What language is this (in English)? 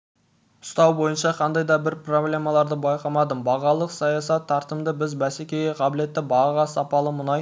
Kazakh